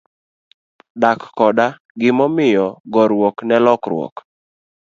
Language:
Luo (Kenya and Tanzania)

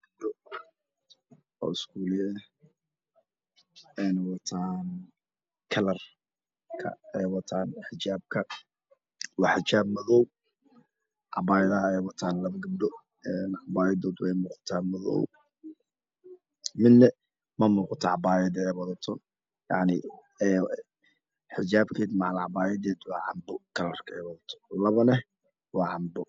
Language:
Somali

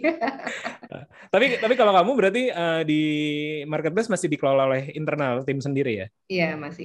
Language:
Indonesian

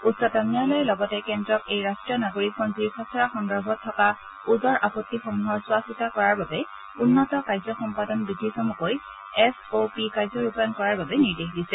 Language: Assamese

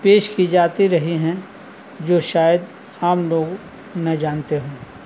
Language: Urdu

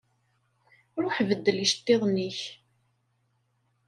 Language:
Kabyle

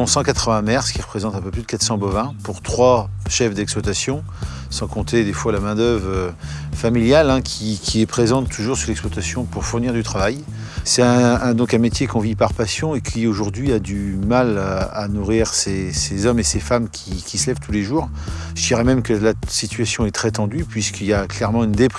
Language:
French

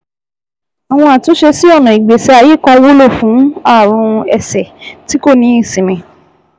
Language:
Yoruba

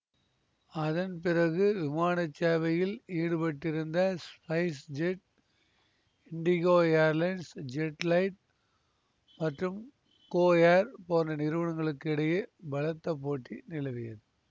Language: Tamil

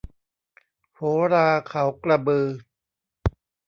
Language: Thai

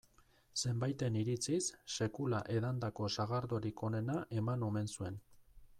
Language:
Basque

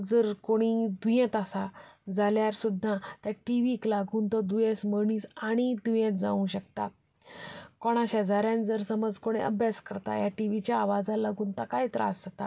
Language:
Konkani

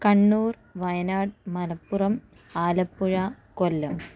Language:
Malayalam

